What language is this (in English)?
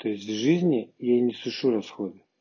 Russian